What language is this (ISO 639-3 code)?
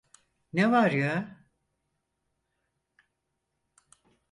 tur